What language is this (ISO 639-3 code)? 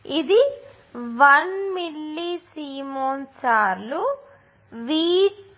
tel